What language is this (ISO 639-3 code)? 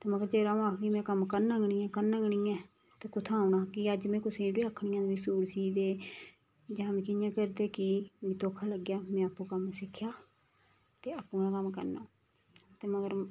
doi